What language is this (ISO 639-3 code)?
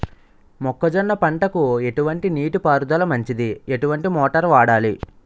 tel